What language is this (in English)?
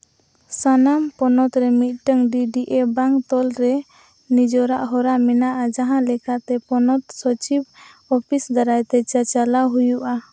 Santali